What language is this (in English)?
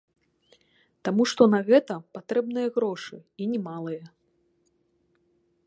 Belarusian